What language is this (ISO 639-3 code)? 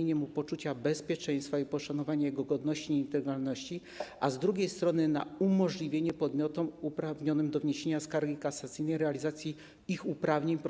pol